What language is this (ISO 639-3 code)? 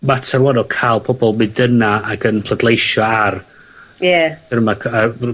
cym